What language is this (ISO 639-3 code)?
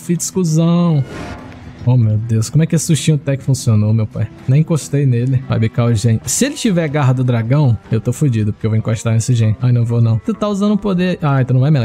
por